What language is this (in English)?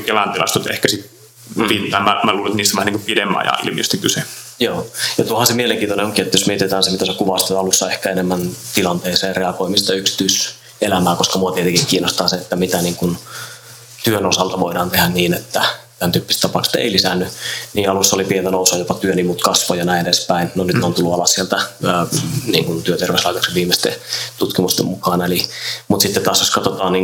Finnish